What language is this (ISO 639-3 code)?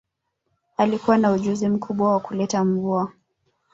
swa